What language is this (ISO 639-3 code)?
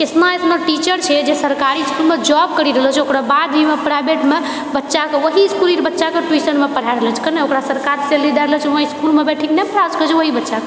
mai